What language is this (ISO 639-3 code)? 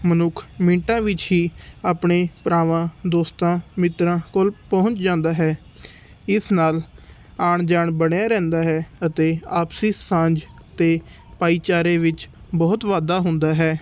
pan